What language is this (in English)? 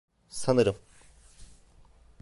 Turkish